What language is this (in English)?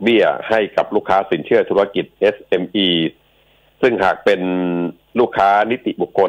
Thai